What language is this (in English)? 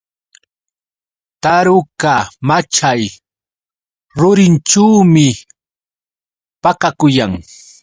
Yauyos Quechua